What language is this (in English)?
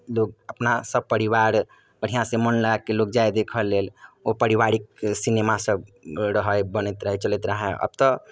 Maithili